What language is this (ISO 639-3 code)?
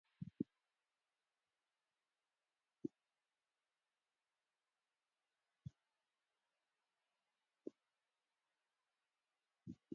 tir